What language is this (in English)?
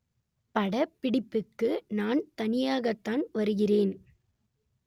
Tamil